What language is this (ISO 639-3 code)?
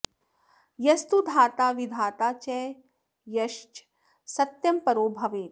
san